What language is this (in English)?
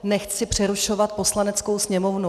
Czech